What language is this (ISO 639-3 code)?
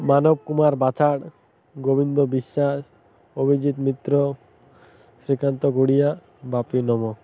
ori